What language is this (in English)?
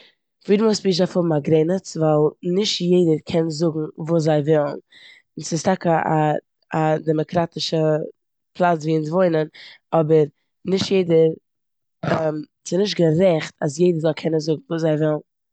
Yiddish